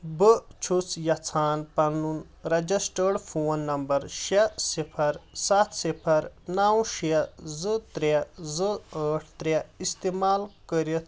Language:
Kashmiri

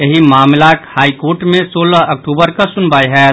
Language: Maithili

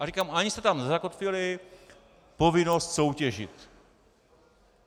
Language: Czech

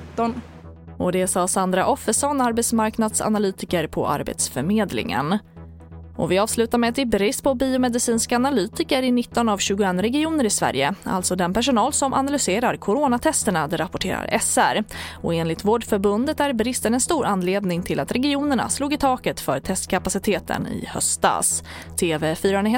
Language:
Swedish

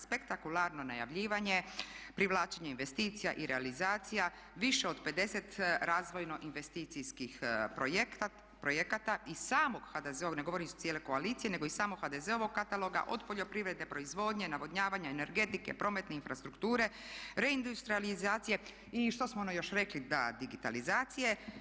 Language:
Croatian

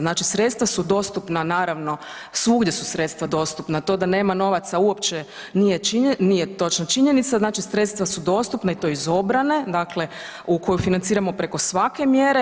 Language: Croatian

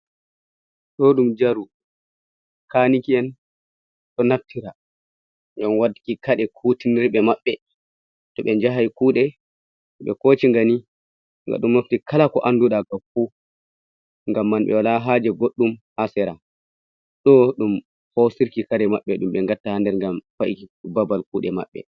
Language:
Fula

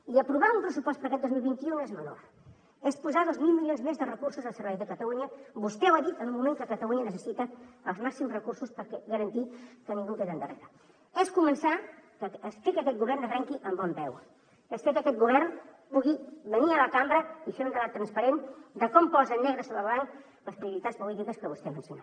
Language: Catalan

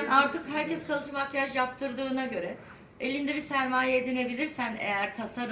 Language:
Turkish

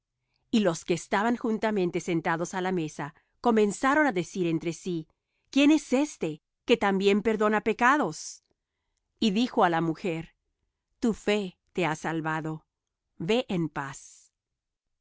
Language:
Spanish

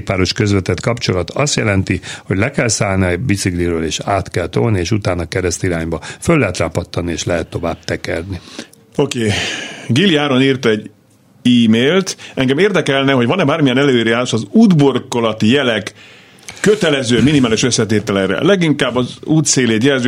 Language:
Hungarian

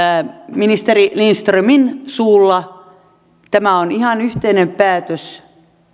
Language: Finnish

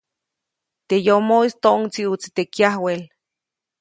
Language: Copainalá Zoque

